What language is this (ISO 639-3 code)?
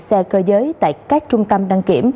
vie